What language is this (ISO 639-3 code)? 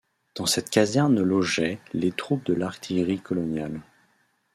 fra